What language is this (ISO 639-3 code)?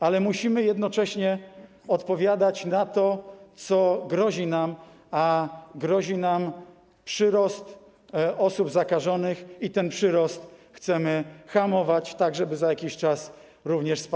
pol